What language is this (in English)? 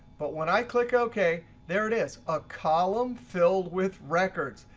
English